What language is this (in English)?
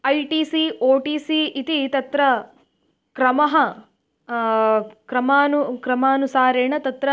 Sanskrit